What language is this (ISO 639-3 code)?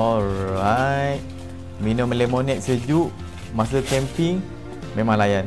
msa